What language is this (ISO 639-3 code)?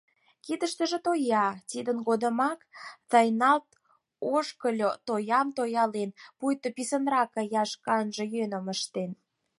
chm